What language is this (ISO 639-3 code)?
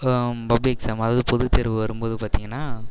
tam